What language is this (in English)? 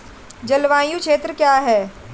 Hindi